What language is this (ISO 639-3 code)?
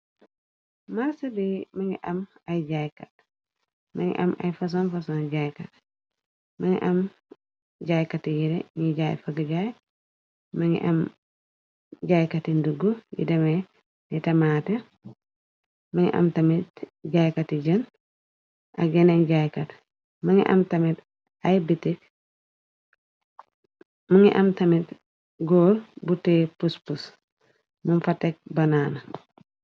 wol